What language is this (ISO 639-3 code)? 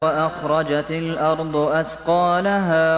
ara